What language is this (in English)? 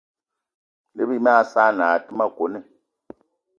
Eton (Cameroon)